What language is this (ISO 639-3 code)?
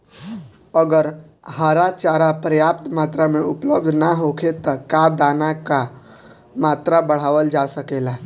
bho